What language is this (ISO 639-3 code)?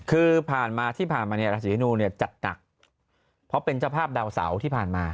tha